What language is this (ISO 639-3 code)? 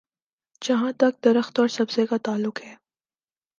urd